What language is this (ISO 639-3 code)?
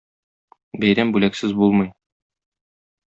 tat